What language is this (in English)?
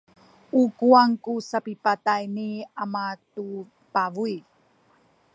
Sakizaya